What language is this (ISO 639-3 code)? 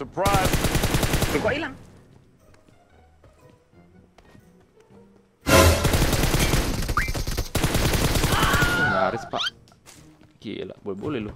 ind